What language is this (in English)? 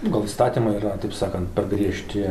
Lithuanian